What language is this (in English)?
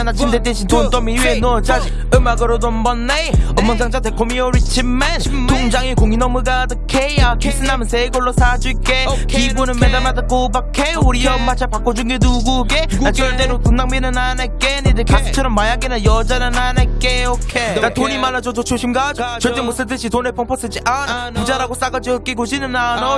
Korean